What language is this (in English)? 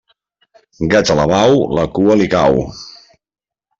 Catalan